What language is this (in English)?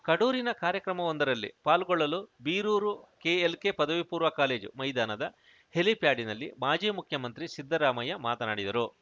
Kannada